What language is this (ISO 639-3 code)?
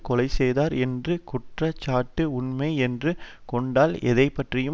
tam